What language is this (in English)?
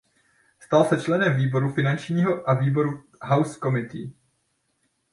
Czech